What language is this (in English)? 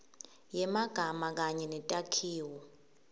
Swati